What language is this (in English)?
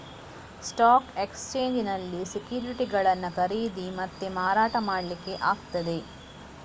Kannada